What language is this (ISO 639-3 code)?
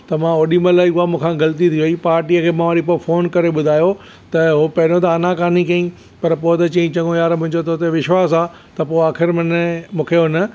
snd